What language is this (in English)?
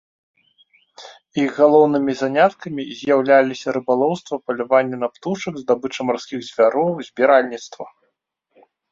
Belarusian